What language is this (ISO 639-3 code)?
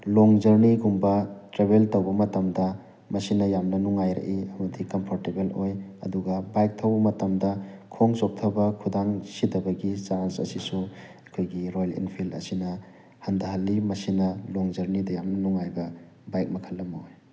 mni